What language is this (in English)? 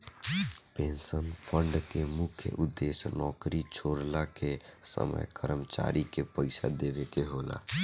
Bhojpuri